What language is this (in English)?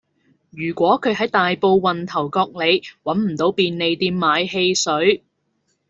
Cantonese